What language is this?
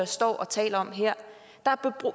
Danish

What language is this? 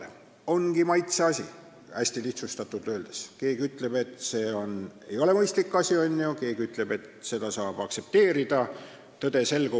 Estonian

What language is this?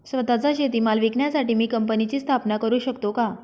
Marathi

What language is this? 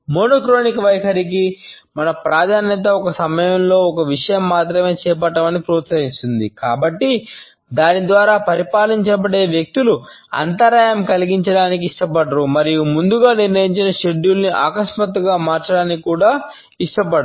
Telugu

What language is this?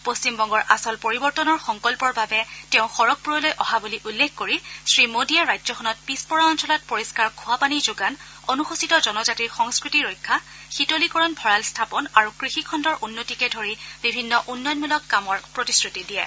Assamese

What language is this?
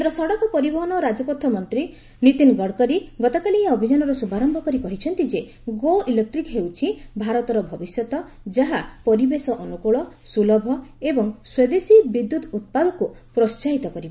Odia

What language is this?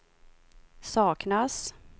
Swedish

